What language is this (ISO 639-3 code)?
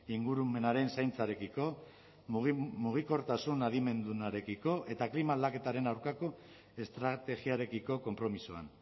eus